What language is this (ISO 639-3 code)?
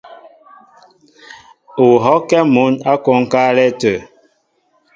mbo